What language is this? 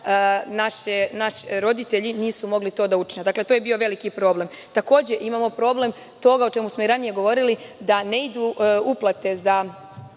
Serbian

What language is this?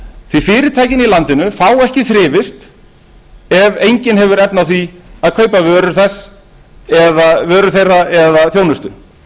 Icelandic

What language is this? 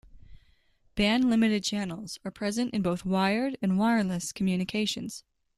English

